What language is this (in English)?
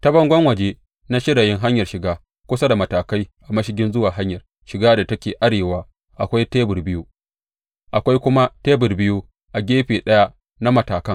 Hausa